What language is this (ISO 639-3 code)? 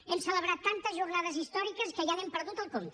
cat